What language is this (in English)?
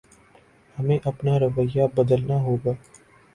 Urdu